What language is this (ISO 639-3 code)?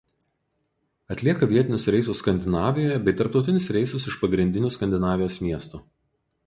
lit